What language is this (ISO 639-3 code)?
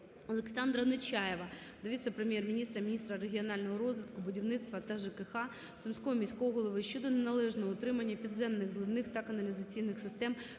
ukr